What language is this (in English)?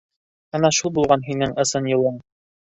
Bashkir